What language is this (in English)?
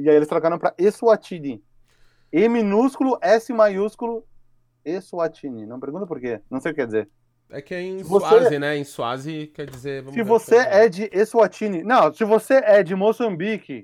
Portuguese